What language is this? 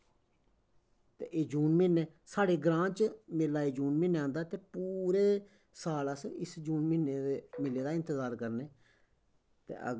Dogri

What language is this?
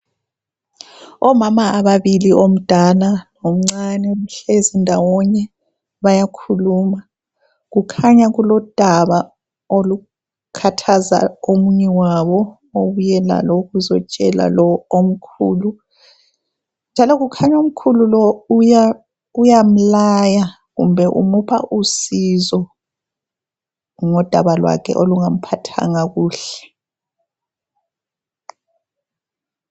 North Ndebele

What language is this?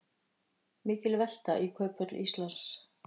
Icelandic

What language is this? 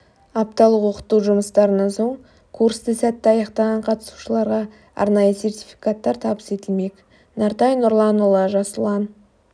Kazakh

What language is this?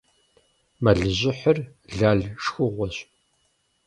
Kabardian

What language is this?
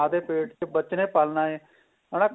Punjabi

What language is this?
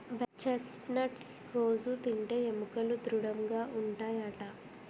Telugu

